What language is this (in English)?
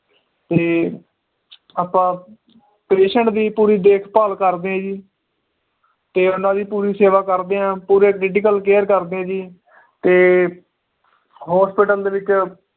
Punjabi